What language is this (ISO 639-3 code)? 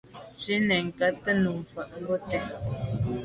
byv